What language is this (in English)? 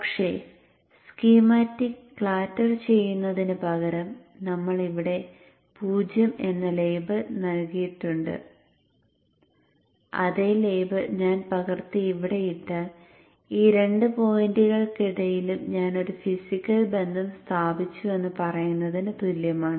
Malayalam